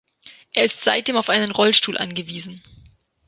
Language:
German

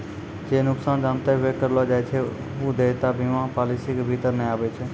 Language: Maithili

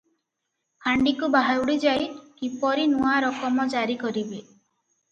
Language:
Odia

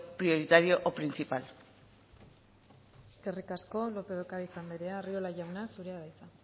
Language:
Basque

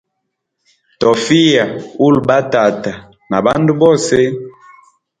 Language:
Hemba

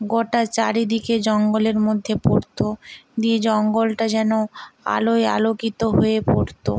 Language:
Bangla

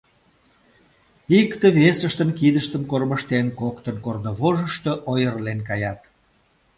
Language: Mari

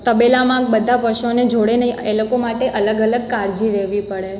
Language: Gujarati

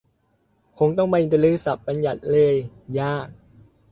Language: Thai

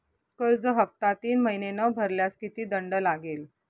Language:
Marathi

